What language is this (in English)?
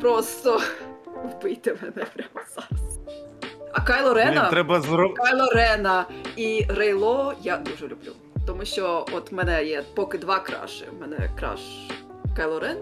Ukrainian